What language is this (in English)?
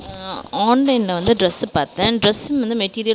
Tamil